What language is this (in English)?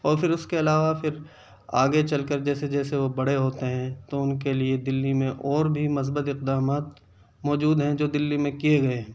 Urdu